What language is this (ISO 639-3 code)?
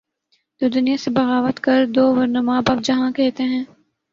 urd